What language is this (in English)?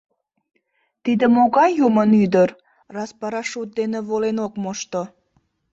Mari